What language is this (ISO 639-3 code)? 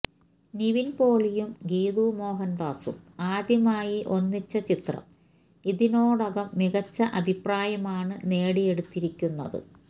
mal